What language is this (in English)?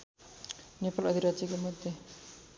Nepali